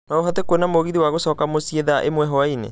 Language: Kikuyu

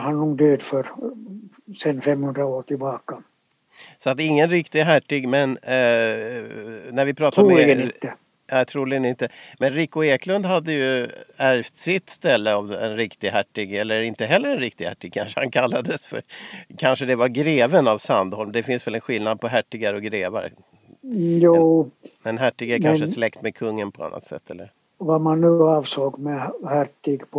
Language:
Swedish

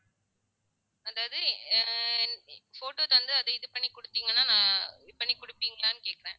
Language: Tamil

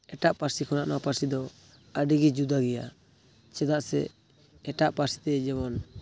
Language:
Santali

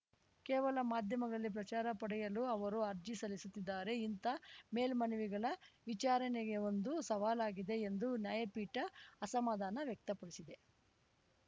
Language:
Kannada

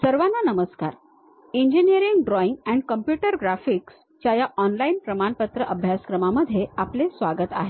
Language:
Marathi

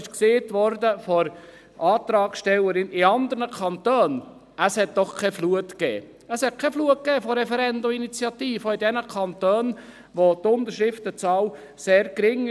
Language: Swiss German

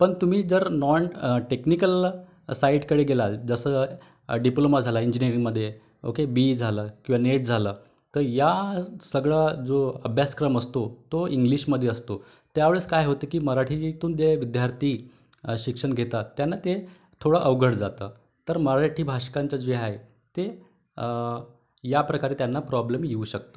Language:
Marathi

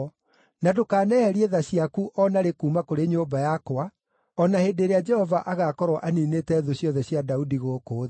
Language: Kikuyu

